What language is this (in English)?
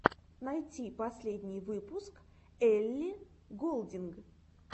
Russian